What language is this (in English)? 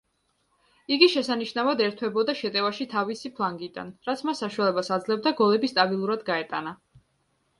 Georgian